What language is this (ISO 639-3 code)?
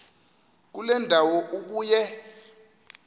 xho